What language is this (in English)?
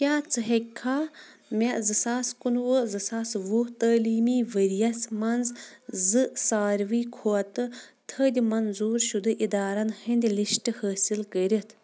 Kashmiri